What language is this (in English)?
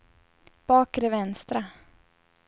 Swedish